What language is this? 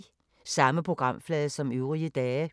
Danish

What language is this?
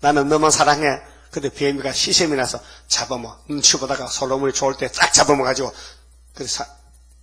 Korean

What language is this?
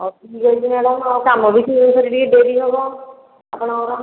Odia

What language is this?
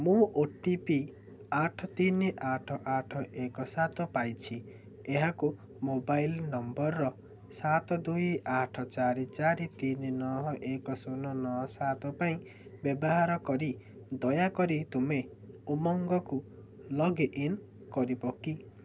Odia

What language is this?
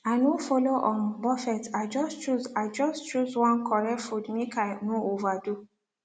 Nigerian Pidgin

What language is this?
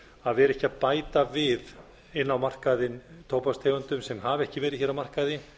Icelandic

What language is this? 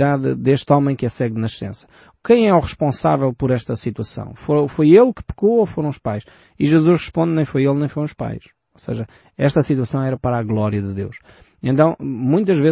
Portuguese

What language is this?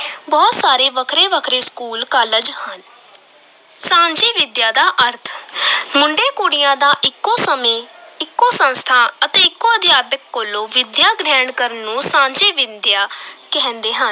Punjabi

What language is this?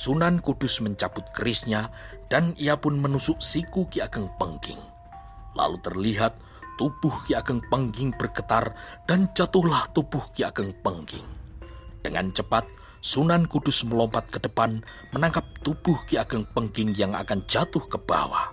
Indonesian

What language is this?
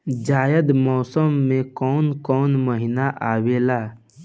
Bhojpuri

